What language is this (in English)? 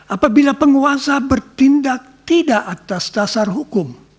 Indonesian